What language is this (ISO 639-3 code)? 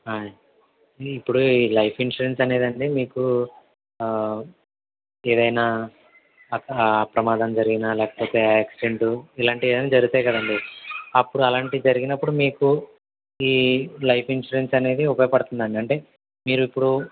tel